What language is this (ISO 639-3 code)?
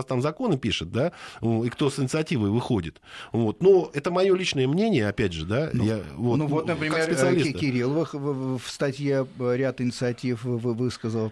rus